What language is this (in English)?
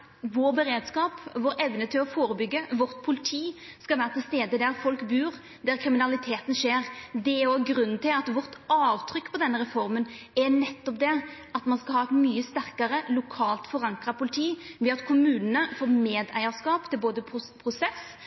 Norwegian Nynorsk